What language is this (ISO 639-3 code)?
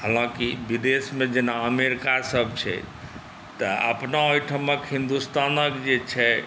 mai